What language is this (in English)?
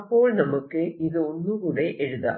Malayalam